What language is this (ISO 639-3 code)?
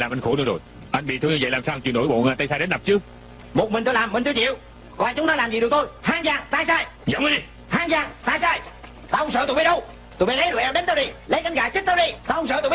vie